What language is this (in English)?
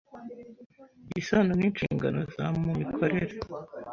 Kinyarwanda